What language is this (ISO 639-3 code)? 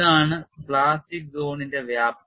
mal